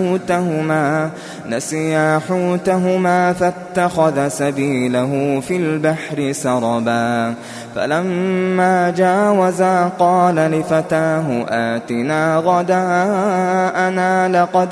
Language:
Arabic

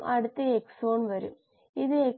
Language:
Malayalam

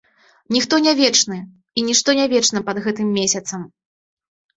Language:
Belarusian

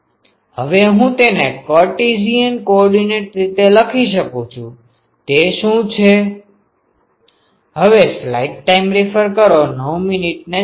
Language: Gujarati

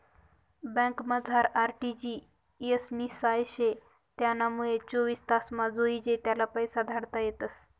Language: Marathi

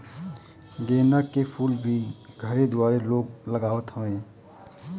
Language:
Bhojpuri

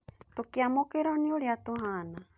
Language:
Kikuyu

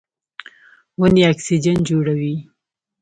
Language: Pashto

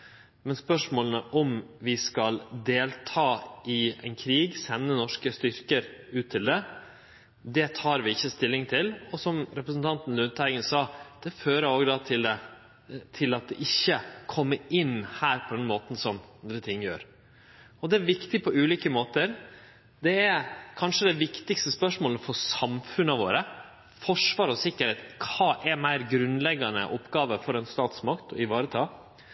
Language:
Norwegian Nynorsk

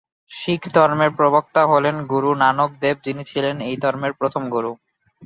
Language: Bangla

